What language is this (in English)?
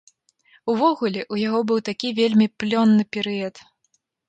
Belarusian